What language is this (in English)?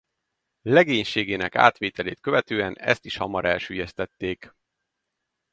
Hungarian